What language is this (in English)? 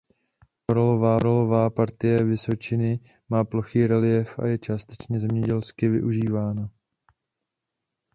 Czech